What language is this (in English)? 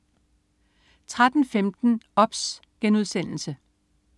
Danish